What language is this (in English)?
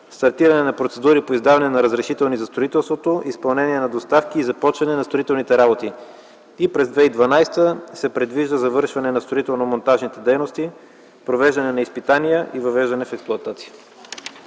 Bulgarian